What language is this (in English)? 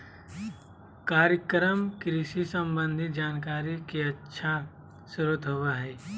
Magahi